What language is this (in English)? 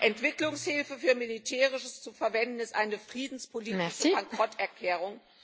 German